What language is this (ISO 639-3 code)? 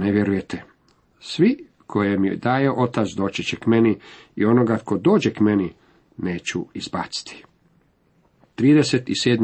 hrv